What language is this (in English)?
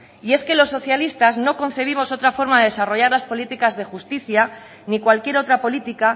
Spanish